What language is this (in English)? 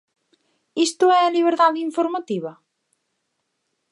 Galician